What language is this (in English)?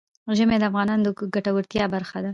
Pashto